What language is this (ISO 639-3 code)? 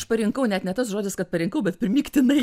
lit